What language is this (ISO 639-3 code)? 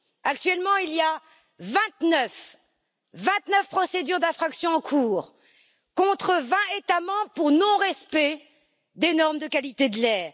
fra